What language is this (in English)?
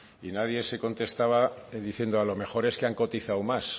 Spanish